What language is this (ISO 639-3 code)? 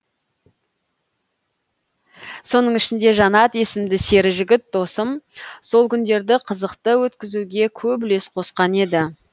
kaz